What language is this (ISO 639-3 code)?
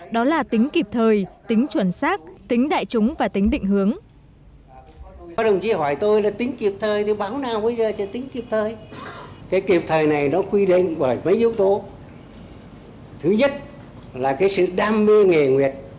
vie